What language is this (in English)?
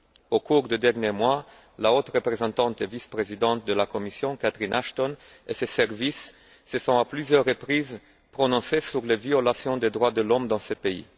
French